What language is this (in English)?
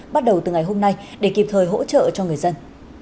Vietnamese